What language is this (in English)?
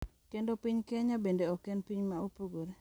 Luo (Kenya and Tanzania)